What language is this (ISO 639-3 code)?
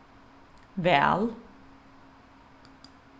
fao